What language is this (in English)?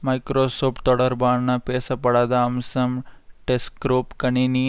Tamil